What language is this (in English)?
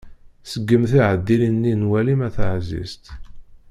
Kabyle